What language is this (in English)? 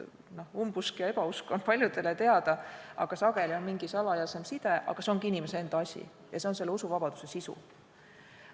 Estonian